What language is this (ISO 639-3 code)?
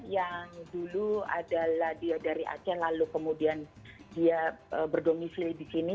ind